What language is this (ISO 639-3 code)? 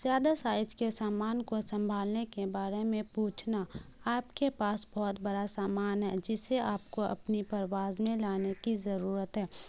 urd